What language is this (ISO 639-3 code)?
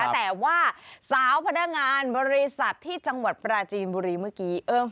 tha